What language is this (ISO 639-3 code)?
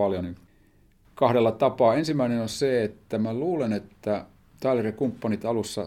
fin